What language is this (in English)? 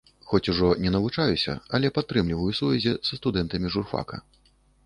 Belarusian